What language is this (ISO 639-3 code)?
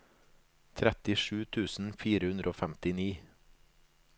nor